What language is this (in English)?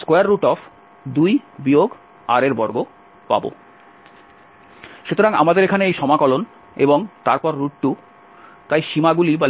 Bangla